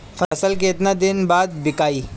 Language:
Bhojpuri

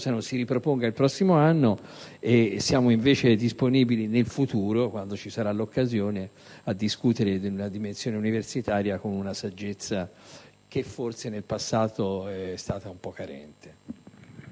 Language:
Italian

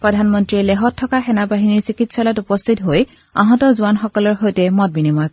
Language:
Assamese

